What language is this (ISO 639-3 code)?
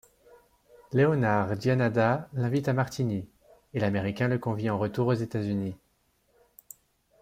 fra